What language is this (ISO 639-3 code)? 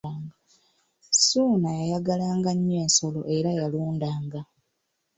lug